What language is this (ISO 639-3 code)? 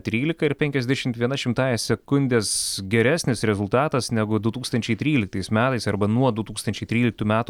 lit